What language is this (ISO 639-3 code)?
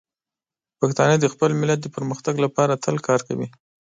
pus